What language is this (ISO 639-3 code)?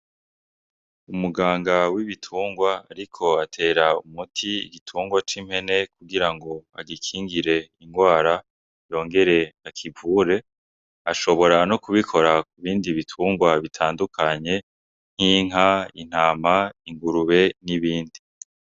run